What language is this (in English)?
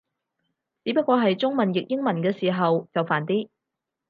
Cantonese